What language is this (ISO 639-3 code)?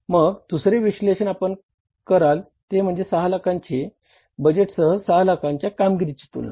mar